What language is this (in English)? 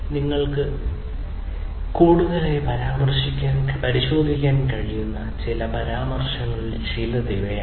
Malayalam